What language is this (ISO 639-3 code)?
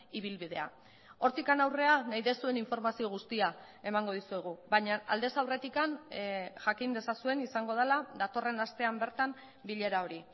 eus